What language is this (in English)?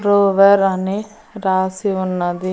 Telugu